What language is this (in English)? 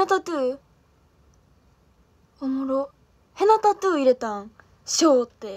Japanese